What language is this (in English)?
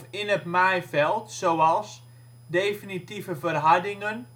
Dutch